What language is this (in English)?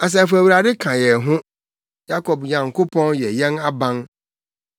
Akan